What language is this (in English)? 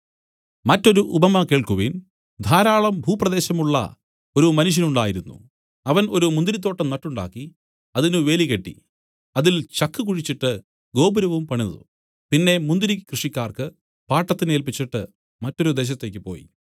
Malayalam